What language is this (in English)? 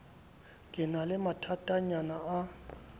Southern Sotho